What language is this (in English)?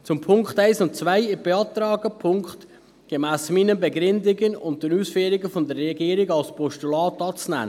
Swiss German